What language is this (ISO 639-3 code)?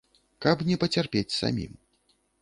bel